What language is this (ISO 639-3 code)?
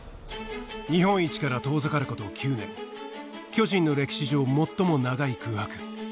jpn